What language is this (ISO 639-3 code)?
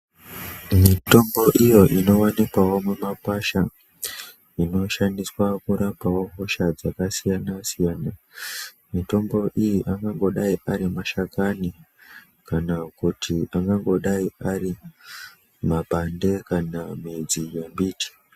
ndc